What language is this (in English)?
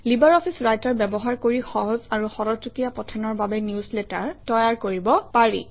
Assamese